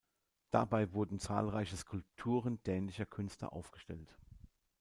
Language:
German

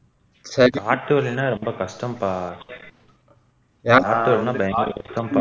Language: Tamil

